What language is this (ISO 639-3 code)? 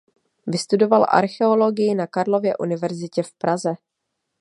ces